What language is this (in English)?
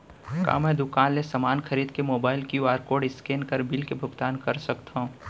Chhattisgarhi